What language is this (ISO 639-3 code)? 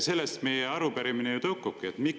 est